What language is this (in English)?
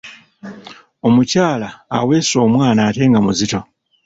Ganda